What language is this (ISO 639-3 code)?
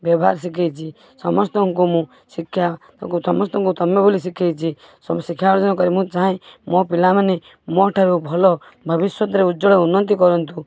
ori